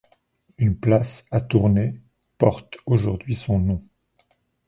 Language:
French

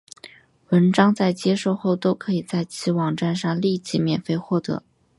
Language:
Chinese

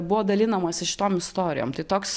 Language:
Lithuanian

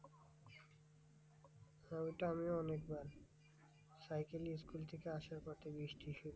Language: Bangla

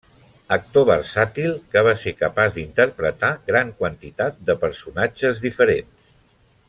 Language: Catalan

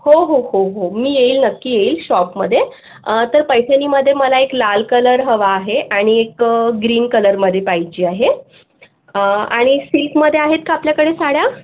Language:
Marathi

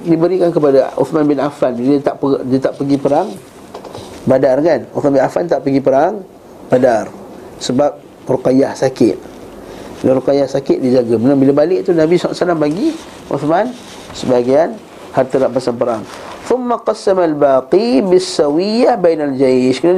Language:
Malay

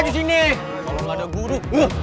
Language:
Indonesian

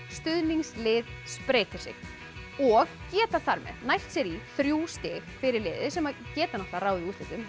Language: Icelandic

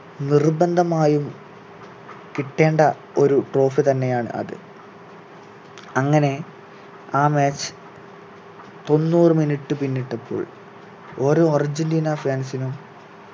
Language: Malayalam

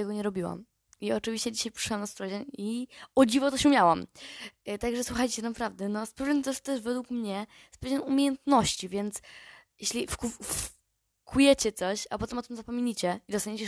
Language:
Polish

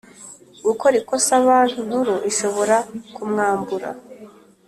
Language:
Kinyarwanda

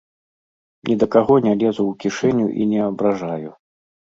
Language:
Belarusian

